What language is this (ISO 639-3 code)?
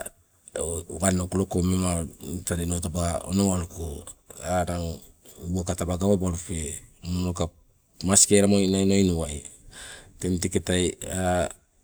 nco